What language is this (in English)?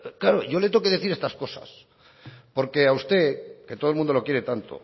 Spanish